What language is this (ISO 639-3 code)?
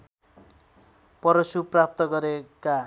nep